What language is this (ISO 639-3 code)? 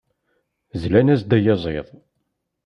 kab